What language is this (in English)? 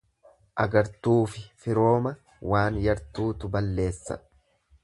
Oromo